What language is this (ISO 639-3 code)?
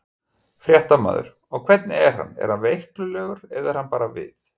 isl